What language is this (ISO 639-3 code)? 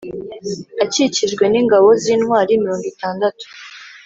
kin